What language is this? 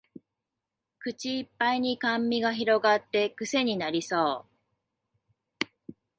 Japanese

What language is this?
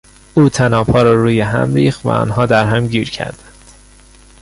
Persian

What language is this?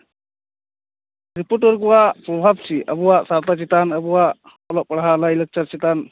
Santali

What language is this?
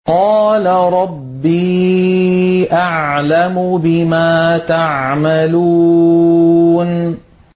Arabic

